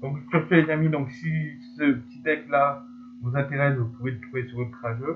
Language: French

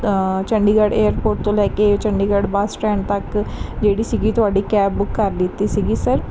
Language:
Punjabi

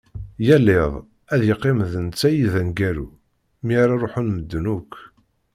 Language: Kabyle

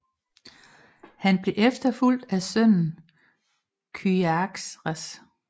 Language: Danish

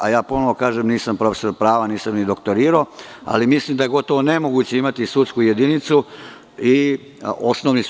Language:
Serbian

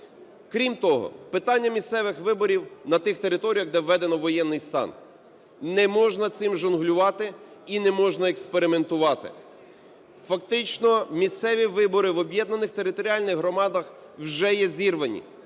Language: Ukrainian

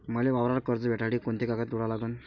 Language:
Marathi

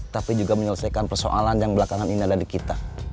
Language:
Indonesian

